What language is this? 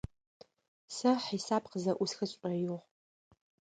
Adyghe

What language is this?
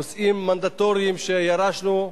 Hebrew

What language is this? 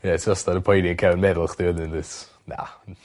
Welsh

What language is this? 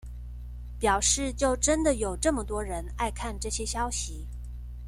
Chinese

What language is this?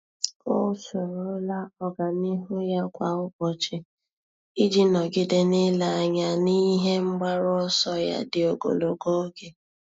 Igbo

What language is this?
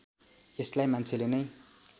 Nepali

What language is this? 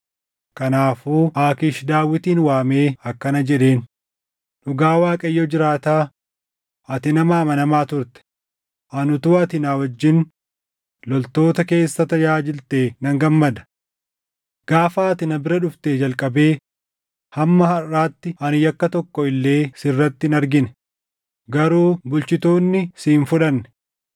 Oromo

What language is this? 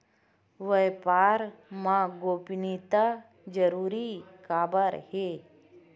Chhattisgarhi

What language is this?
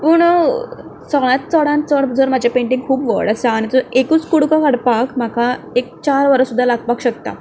Konkani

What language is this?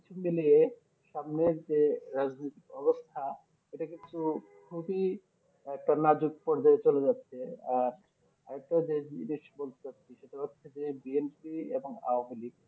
Bangla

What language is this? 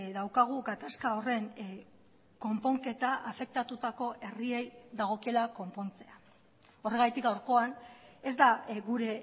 Basque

